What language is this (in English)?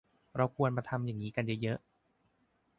Thai